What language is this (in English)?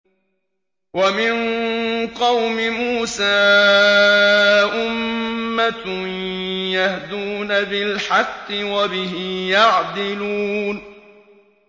Arabic